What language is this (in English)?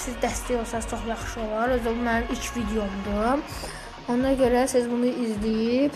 Turkish